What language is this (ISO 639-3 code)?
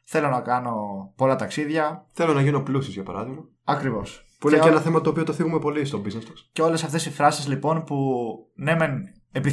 ell